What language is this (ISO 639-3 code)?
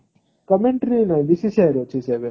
ori